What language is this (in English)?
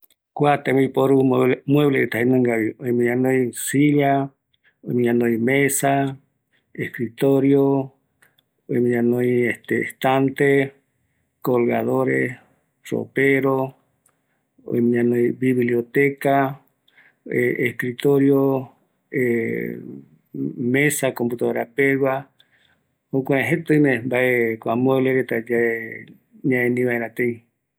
Eastern Bolivian Guaraní